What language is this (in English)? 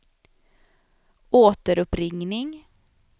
Swedish